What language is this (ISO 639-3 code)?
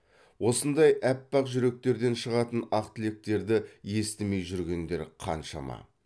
kaz